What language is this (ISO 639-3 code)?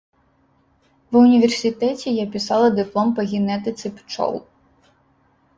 bel